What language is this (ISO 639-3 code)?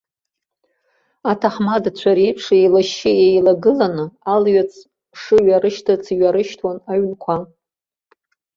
abk